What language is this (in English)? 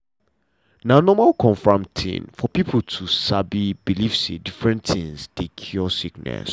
Nigerian Pidgin